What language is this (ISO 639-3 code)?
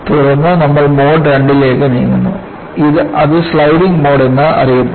mal